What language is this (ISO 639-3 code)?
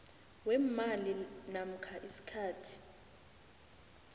nbl